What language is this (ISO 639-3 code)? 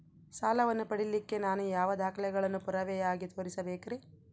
kan